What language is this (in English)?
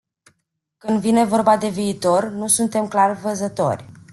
Romanian